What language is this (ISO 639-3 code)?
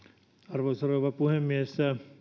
fin